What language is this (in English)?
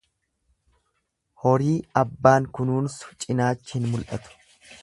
Oromo